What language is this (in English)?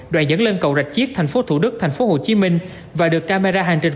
Vietnamese